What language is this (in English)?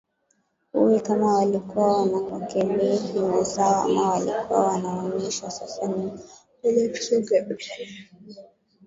Swahili